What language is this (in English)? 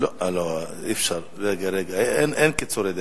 Hebrew